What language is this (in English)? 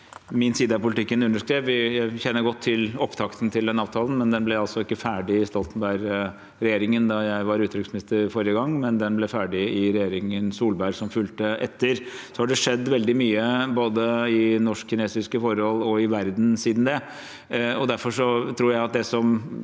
Norwegian